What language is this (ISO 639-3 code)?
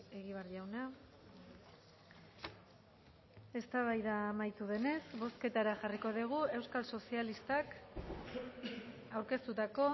eus